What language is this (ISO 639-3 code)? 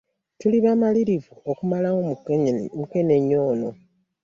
lug